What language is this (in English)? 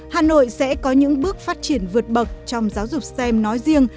Vietnamese